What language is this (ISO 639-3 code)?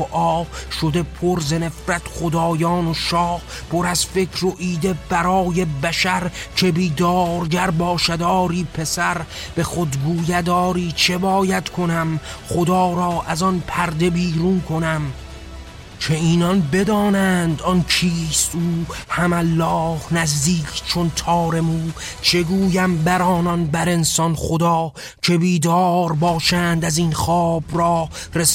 fas